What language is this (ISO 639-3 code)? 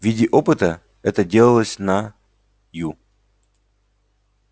rus